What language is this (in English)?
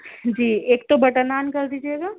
Urdu